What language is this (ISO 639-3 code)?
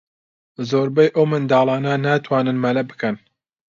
ckb